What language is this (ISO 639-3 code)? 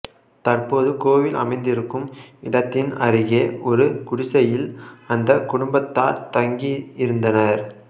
tam